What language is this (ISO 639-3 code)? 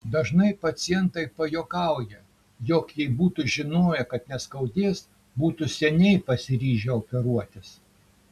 lit